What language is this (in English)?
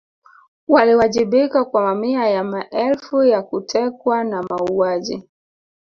Swahili